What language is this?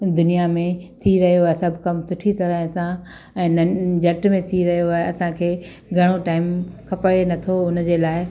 Sindhi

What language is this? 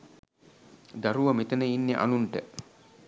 Sinhala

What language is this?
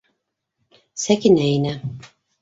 Bashkir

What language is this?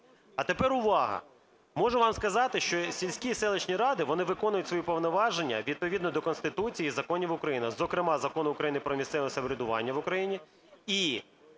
Ukrainian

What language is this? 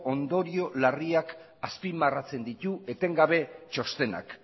Basque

